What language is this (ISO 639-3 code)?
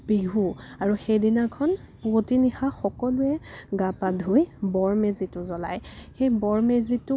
asm